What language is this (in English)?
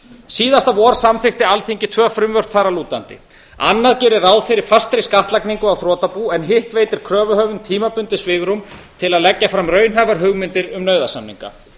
Icelandic